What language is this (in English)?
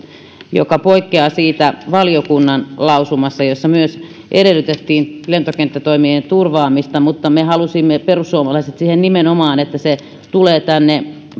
Finnish